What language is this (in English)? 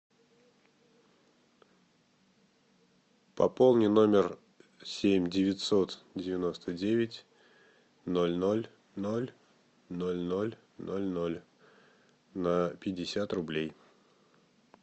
Russian